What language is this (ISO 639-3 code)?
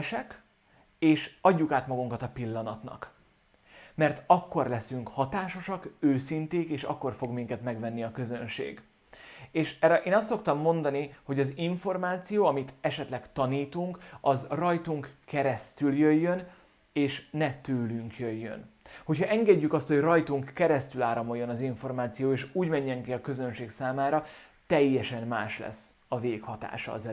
hun